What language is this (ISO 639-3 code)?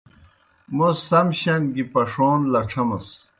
plk